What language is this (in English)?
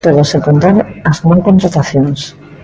Galician